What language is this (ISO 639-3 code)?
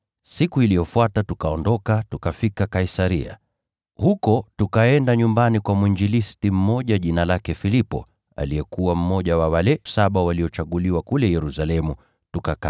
swa